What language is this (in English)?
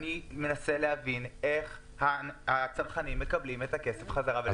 Hebrew